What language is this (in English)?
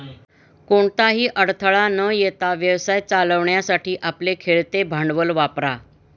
Marathi